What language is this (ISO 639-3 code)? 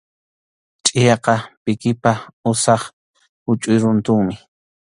qxu